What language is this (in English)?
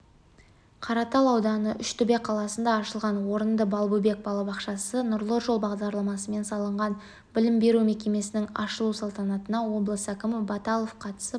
Kazakh